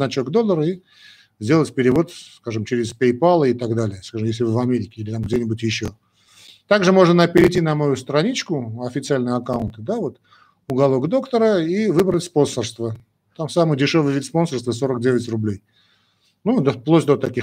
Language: Russian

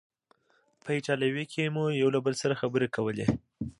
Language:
Pashto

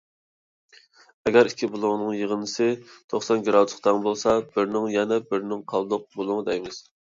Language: Uyghur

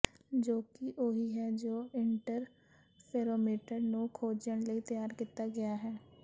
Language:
Punjabi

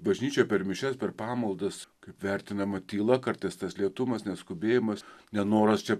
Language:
Lithuanian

